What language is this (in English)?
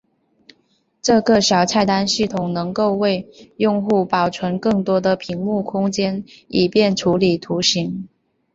Chinese